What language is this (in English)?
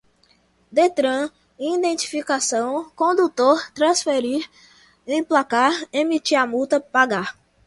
Portuguese